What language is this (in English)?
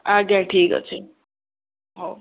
Odia